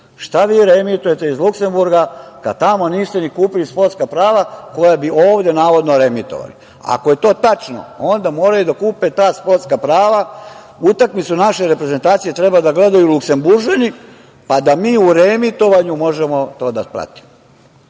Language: Serbian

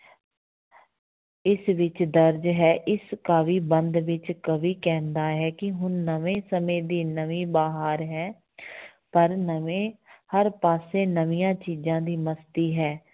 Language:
Punjabi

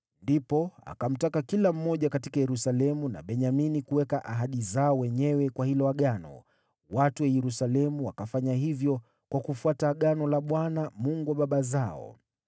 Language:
Swahili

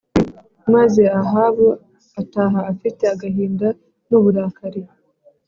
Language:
Kinyarwanda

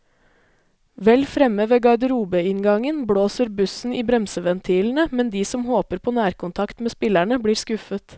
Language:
Norwegian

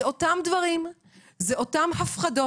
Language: Hebrew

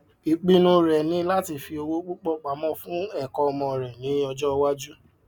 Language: Yoruba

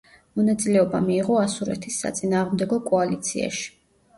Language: Georgian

